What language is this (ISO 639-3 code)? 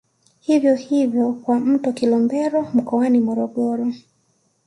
swa